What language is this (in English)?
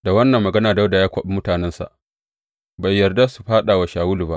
Hausa